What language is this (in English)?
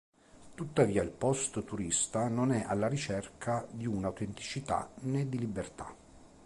Italian